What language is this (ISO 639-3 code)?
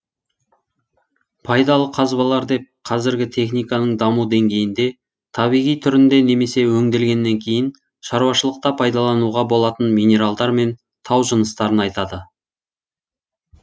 kaz